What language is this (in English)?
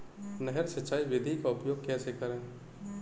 Hindi